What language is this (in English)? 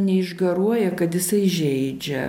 Lithuanian